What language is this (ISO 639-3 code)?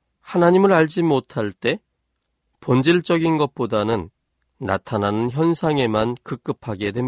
kor